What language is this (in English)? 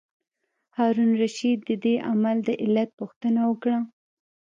Pashto